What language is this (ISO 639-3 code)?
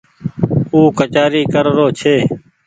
gig